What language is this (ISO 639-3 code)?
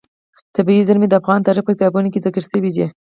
pus